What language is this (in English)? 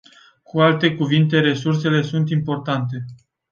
Romanian